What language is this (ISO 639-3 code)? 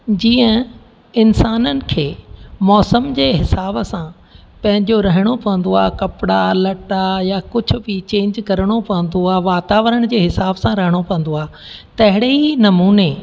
snd